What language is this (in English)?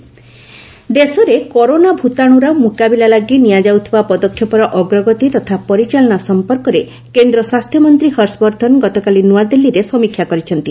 Odia